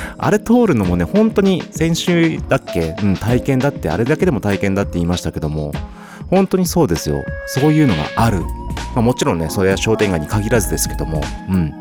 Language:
Japanese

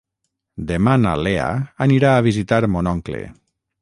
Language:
Catalan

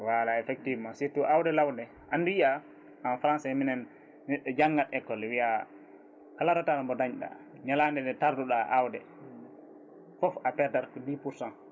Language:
Fula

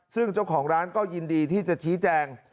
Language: Thai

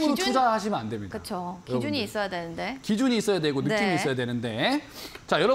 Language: Korean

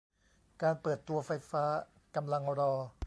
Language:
Thai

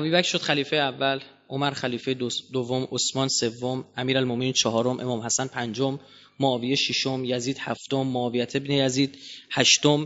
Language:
Persian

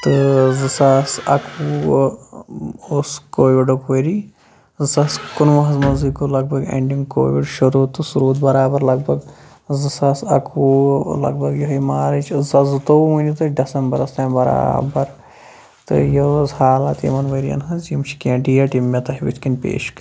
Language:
Kashmiri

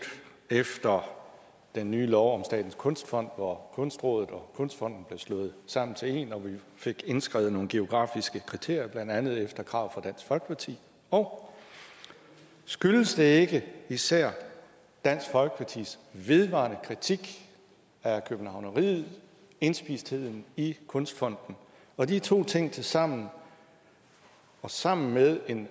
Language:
Danish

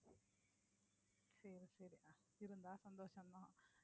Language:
Tamil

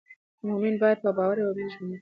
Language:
Pashto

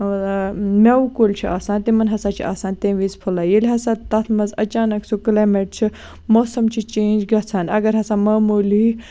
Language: Kashmiri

